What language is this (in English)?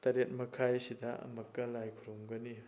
Manipuri